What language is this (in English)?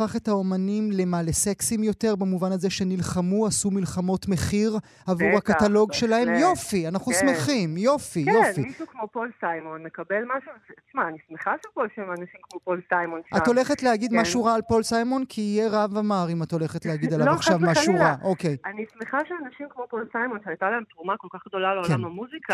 Hebrew